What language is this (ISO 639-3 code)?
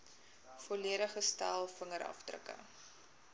afr